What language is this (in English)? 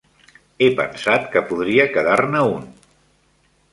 Catalan